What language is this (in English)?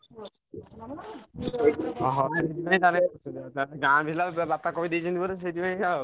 Odia